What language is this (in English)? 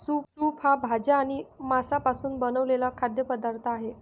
Marathi